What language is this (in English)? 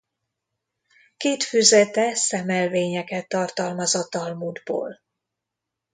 Hungarian